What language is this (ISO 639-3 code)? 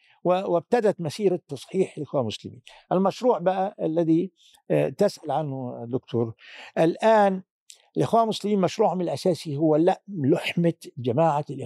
ara